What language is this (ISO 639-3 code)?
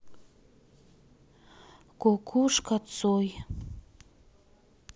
rus